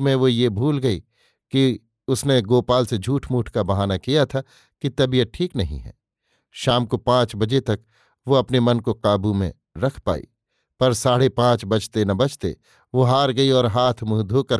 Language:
Hindi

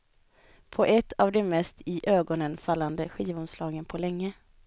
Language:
Swedish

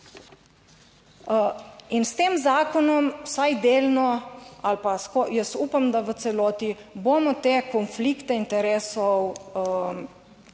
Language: Slovenian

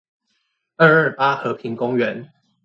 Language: Chinese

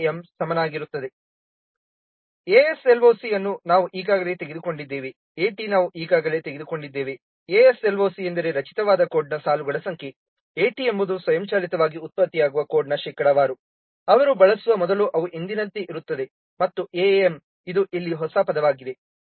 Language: Kannada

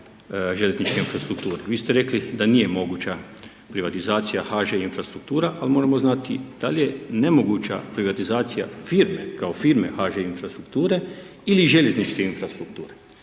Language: Croatian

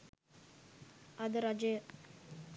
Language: Sinhala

